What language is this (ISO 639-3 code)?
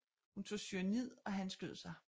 dan